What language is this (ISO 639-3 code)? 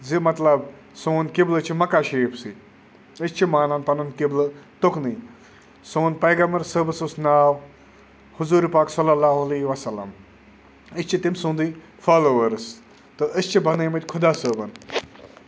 kas